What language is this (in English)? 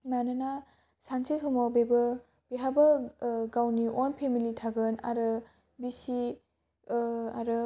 Bodo